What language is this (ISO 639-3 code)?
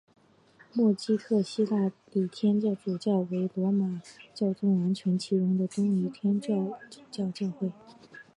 zho